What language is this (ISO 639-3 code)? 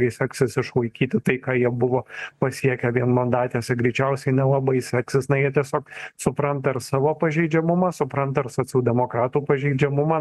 lit